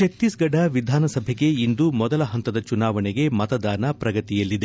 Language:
Kannada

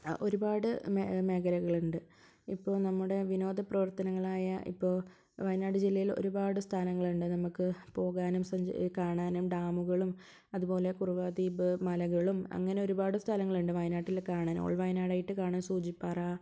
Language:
Malayalam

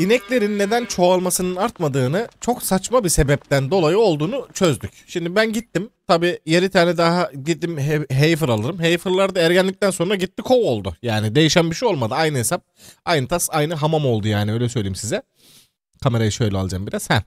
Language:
Turkish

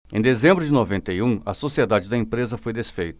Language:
Portuguese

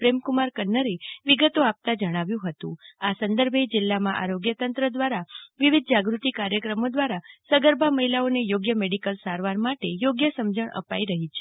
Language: Gujarati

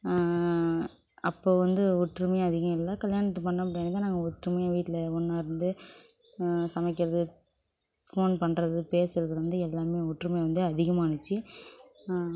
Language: Tamil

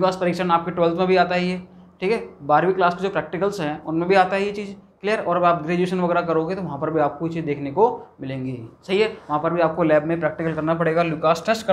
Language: Hindi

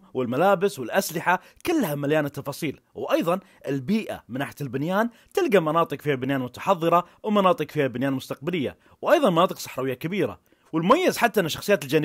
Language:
Arabic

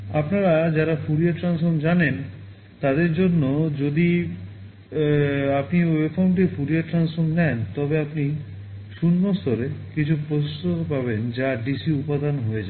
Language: Bangla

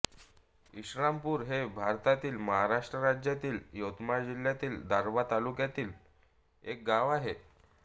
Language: Marathi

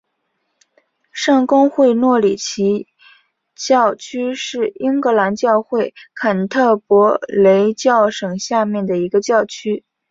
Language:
Chinese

